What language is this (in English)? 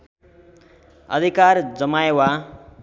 Nepali